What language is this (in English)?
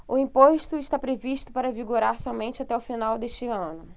Portuguese